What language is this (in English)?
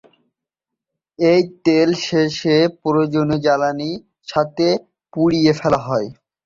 Bangla